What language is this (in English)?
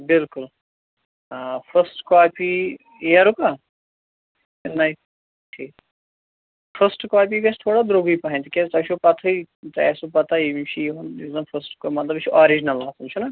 Kashmiri